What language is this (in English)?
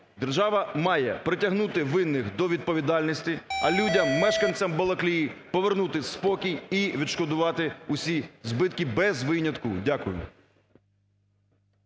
Ukrainian